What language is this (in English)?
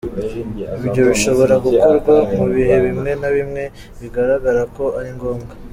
Kinyarwanda